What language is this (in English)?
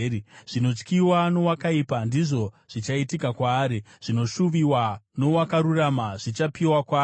Shona